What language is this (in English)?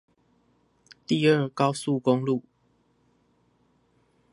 Chinese